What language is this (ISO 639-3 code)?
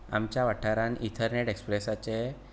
kok